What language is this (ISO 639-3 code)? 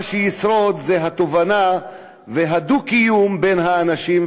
heb